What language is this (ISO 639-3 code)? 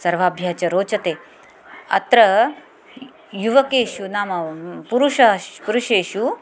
san